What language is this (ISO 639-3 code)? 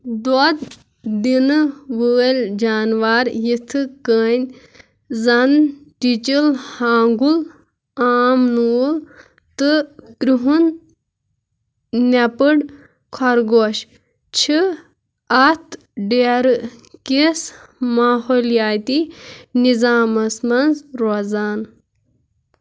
kas